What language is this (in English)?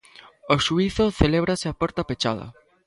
Galician